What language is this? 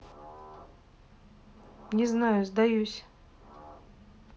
Russian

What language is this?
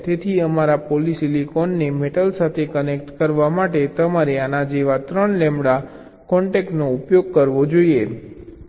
Gujarati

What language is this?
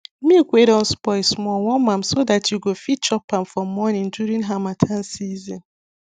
Nigerian Pidgin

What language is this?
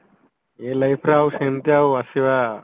Odia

